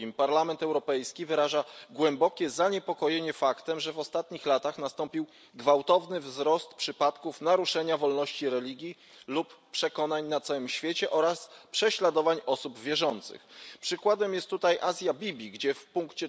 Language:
Polish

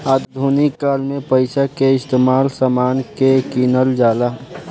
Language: Bhojpuri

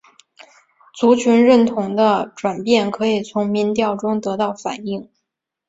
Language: Chinese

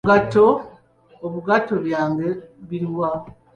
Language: Ganda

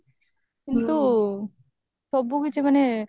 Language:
Odia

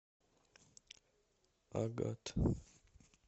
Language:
Russian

